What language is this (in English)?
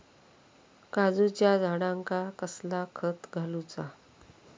Marathi